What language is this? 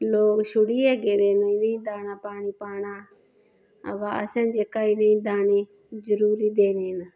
Dogri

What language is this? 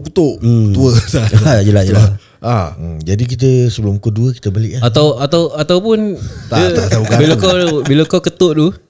Malay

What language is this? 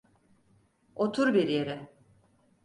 Turkish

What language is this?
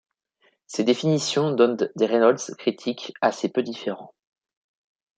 French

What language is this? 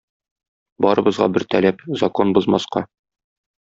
Tatar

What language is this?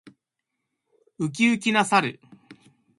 Japanese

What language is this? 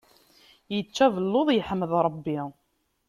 Kabyle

